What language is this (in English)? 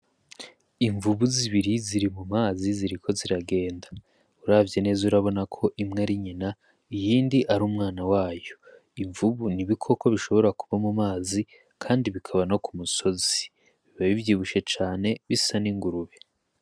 Rundi